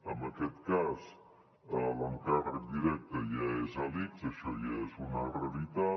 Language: Catalan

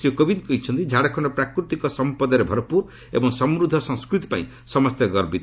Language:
Odia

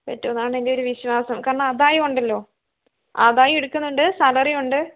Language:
Malayalam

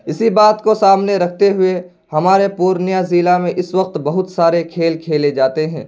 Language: Urdu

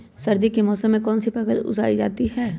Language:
Magahi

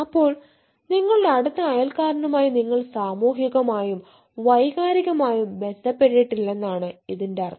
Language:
Malayalam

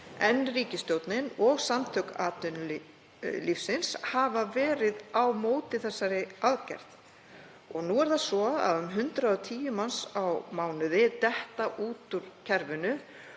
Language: Icelandic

